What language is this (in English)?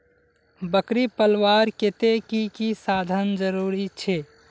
Magahi